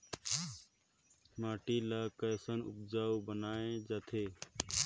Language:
Chhattisgarhi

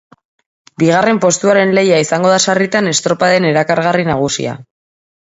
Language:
Basque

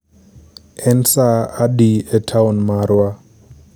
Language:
Luo (Kenya and Tanzania)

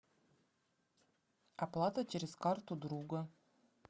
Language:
Russian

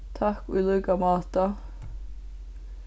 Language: Faroese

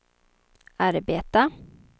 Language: Swedish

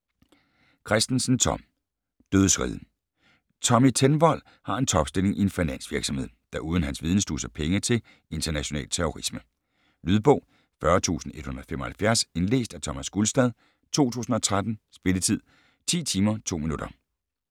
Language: Danish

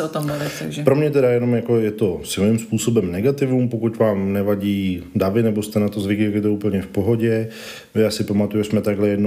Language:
Czech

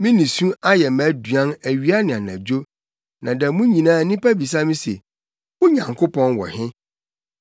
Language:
Akan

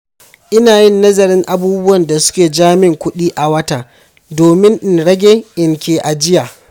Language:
Hausa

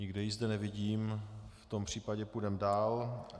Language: Czech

